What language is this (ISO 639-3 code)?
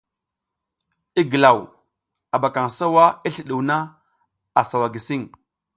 giz